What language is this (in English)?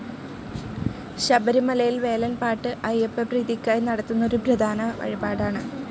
Malayalam